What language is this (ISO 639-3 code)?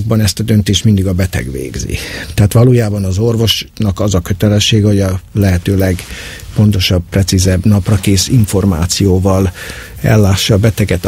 hun